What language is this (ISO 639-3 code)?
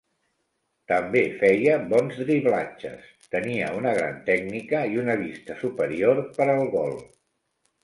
cat